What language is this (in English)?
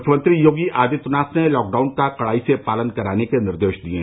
Hindi